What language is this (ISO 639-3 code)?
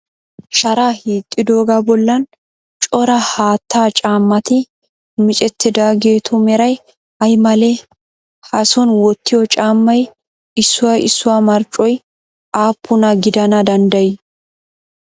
wal